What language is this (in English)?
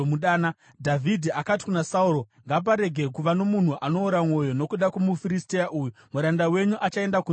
Shona